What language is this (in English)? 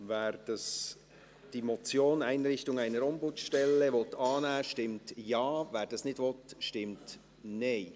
Swiss German